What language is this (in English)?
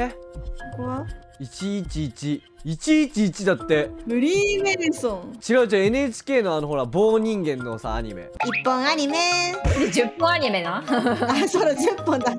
Japanese